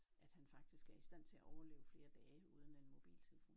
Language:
Danish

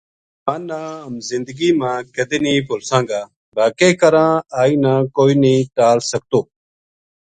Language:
Gujari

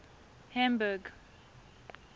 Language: Tswana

